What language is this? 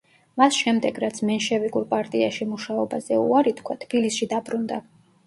Georgian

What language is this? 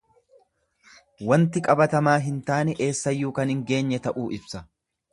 Oromo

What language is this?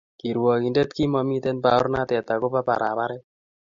Kalenjin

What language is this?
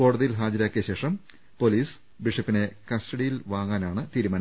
Malayalam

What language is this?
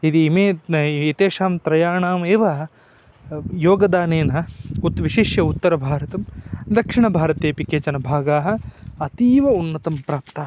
Sanskrit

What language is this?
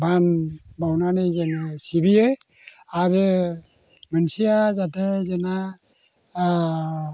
Bodo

